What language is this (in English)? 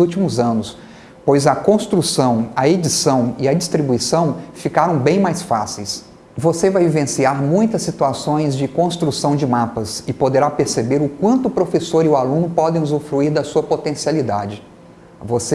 Portuguese